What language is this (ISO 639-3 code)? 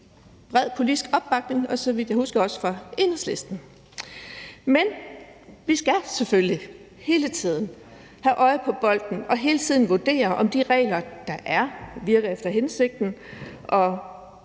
dan